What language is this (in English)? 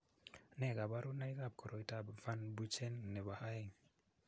Kalenjin